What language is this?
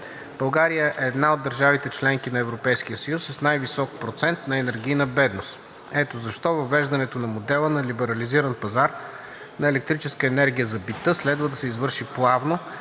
Bulgarian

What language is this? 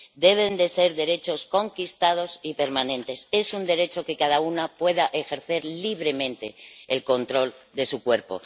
Spanish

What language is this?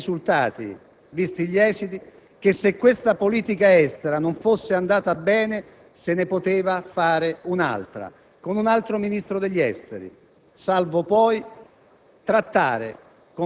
Italian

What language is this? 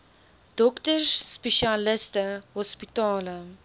Afrikaans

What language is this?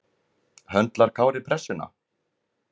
Icelandic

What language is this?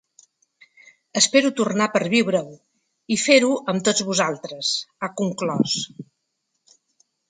Catalan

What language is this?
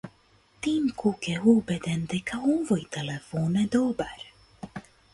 Macedonian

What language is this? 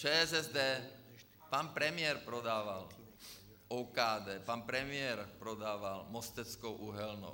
Czech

